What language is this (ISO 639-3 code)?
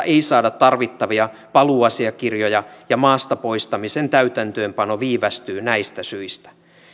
fin